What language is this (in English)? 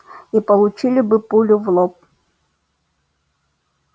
Russian